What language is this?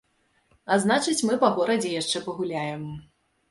Belarusian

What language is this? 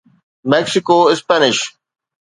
Sindhi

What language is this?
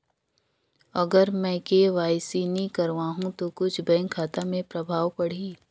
Chhattisgarhi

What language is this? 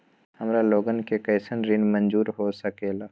Magahi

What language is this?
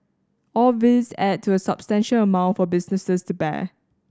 English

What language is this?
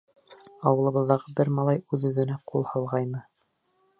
Bashkir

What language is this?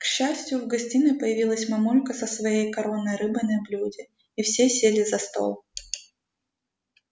Russian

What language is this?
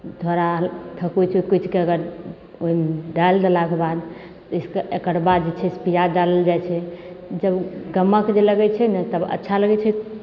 Maithili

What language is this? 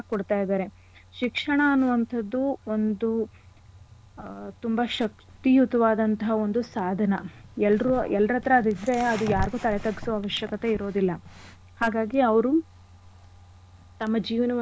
Kannada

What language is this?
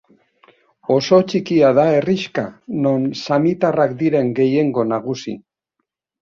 Basque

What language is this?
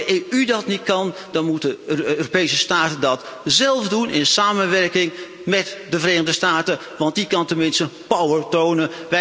Dutch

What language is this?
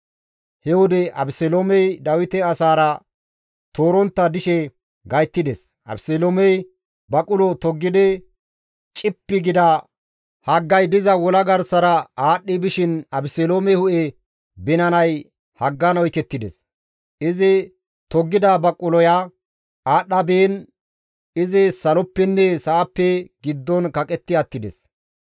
Gamo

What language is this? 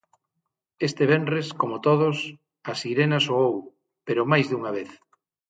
Galician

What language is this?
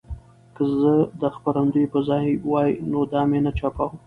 Pashto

